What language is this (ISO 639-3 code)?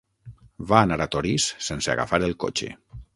cat